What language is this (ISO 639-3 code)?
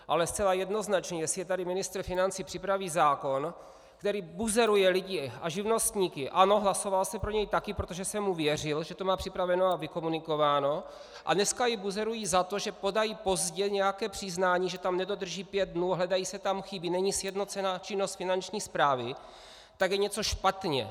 ces